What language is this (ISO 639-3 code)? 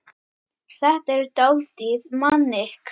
isl